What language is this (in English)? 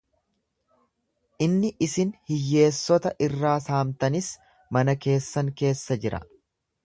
Oromo